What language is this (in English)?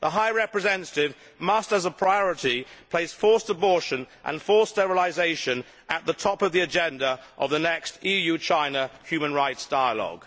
English